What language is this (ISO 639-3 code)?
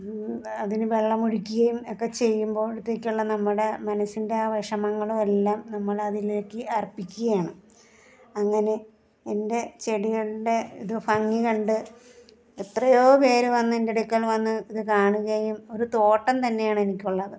mal